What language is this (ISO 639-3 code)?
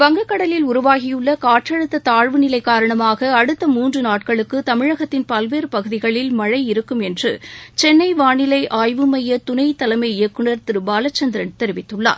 tam